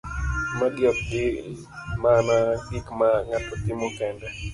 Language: Luo (Kenya and Tanzania)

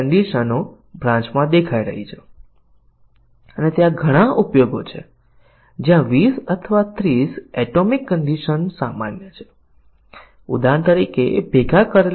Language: Gujarati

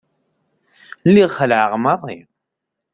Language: Kabyle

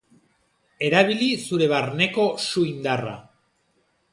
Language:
Basque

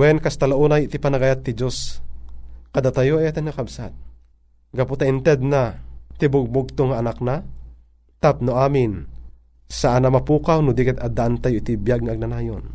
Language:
Filipino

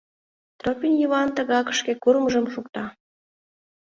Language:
Mari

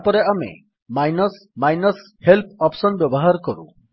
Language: Odia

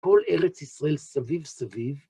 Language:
Hebrew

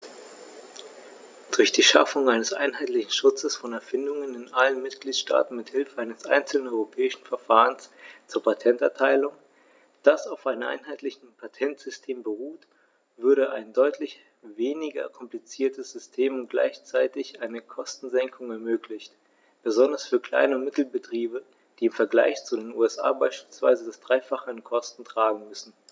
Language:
German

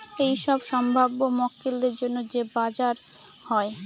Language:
Bangla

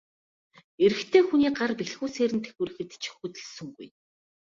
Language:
Mongolian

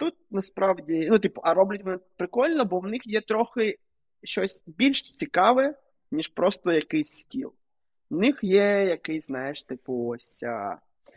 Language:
Ukrainian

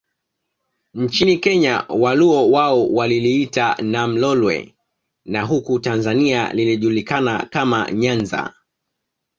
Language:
Swahili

